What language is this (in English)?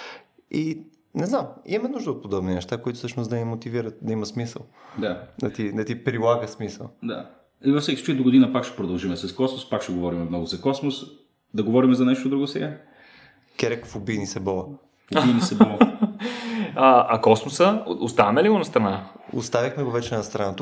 Bulgarian